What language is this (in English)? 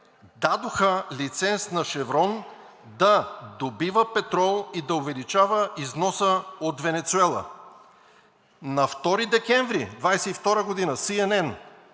Bulgarian